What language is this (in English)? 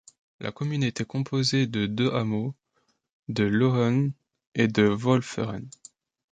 French